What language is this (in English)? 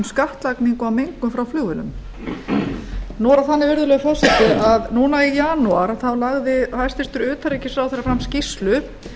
Icelandic